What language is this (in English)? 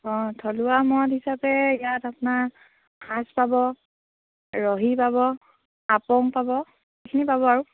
Assamese